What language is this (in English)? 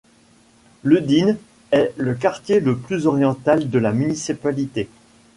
French